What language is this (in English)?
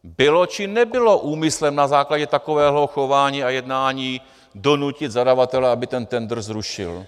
Czech